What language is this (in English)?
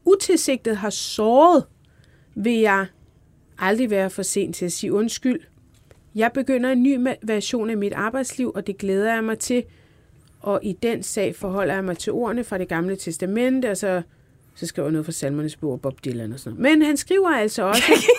Danish